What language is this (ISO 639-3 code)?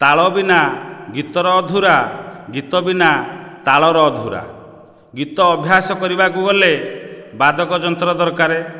ori